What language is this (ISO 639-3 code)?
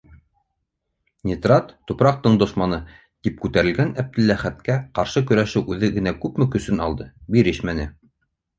bak